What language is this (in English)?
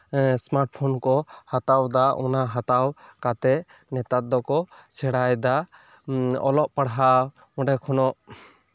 Santali